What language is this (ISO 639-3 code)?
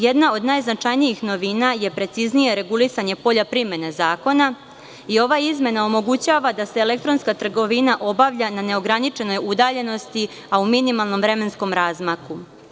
srp